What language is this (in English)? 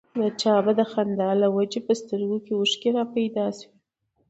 Pashto